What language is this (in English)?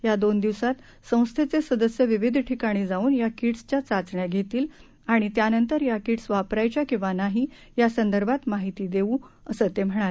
Marathi